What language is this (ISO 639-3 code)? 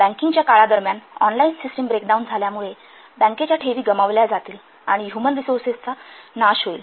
mar